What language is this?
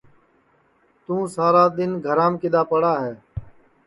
Sansi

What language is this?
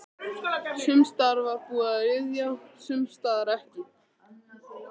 Icelandic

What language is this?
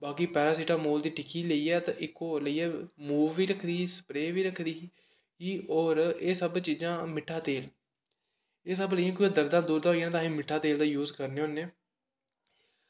Dogri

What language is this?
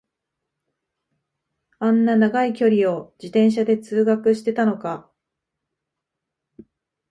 Japanese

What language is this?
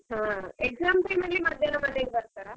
Kannada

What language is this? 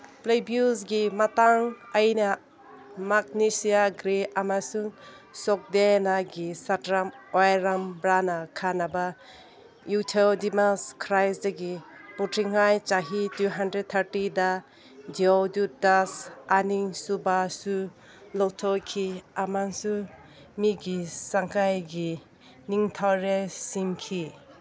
Manipuri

